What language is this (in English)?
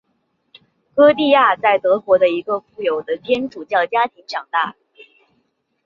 Chinese